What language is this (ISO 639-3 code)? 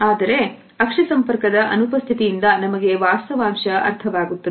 kan